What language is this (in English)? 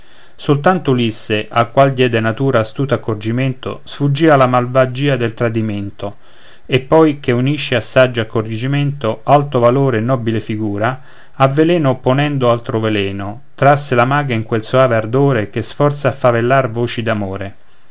Italian